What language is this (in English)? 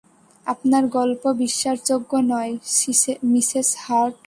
Bangla